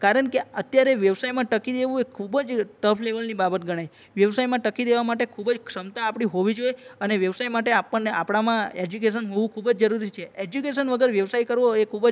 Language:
Gujarati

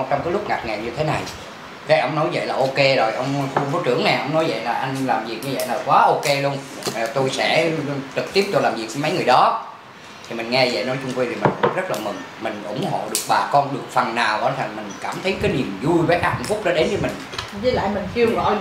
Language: Vietnamese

